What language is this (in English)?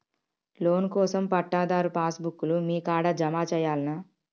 Telugu